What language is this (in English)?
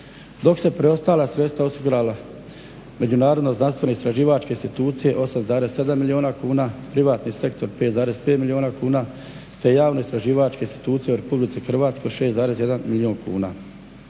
Croatian